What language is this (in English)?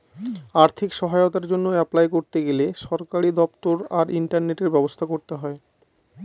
Bangla